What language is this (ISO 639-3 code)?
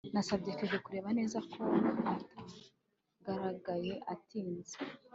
kin